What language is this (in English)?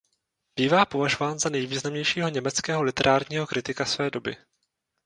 Czech